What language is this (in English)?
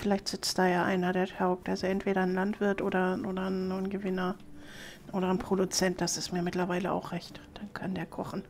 German